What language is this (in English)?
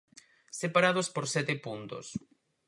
Galician